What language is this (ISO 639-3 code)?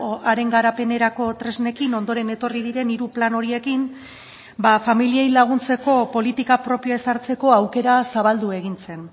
eus